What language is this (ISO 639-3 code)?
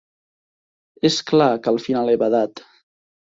cat